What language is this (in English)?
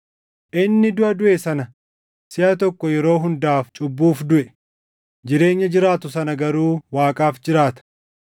Oromo